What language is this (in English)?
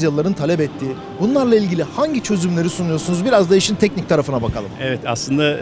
Turkish